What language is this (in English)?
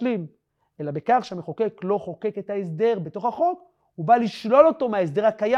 Hebrew